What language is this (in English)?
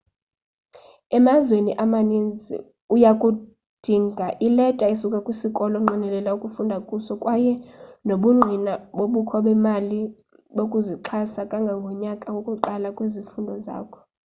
Xhosa